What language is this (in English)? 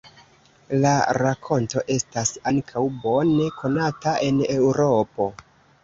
Esperanto